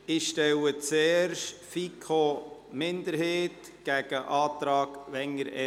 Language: Swiss German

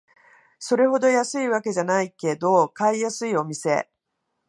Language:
Japanese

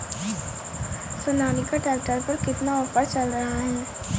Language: Hindi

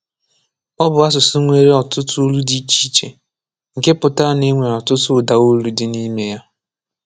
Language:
Igbo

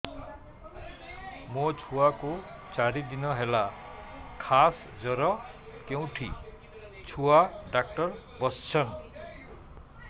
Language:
Odia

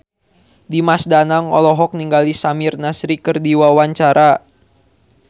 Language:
Sundanese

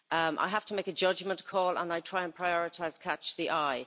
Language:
English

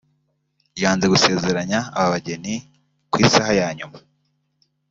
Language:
Kinyarwanda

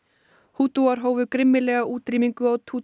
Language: Icelandic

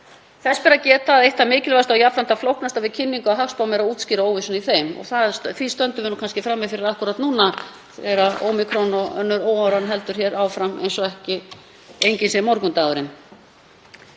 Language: Icelandic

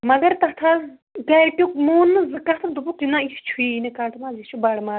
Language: Kashmiri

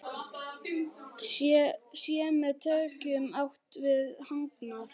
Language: Icelandic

